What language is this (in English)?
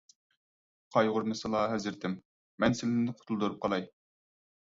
Uyghur